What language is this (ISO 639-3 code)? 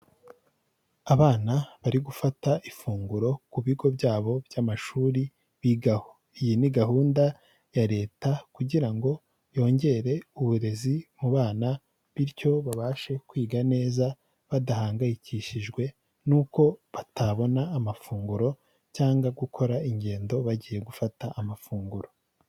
kin